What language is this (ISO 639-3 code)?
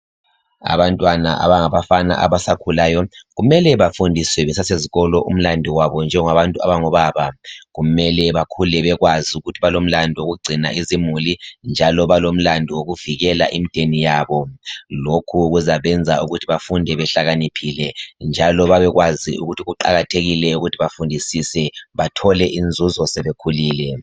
nde